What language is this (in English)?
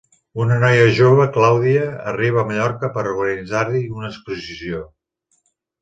Catalan